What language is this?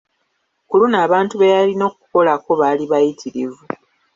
Ganda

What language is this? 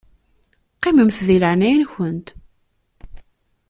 Kabyle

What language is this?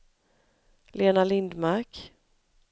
Swedish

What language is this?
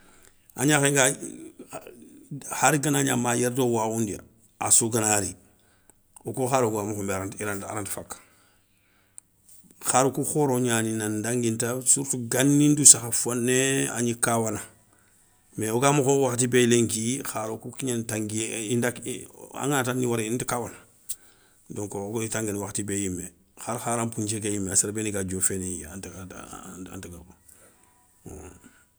Soninke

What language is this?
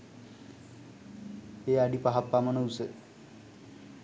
Sinhala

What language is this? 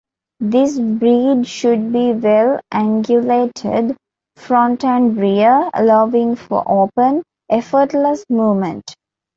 English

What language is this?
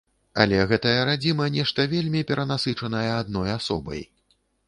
Belarusian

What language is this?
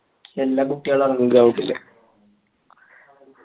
Malayalam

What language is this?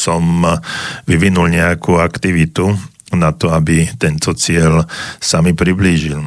Slovak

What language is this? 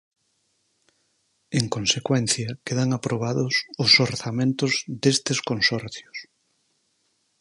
Galician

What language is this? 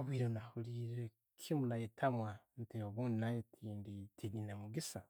Tooro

